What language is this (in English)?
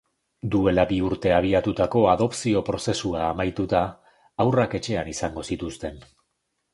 Basque